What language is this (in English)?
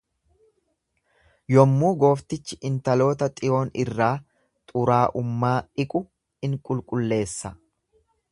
Oromo